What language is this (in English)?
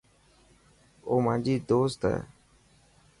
Dhatki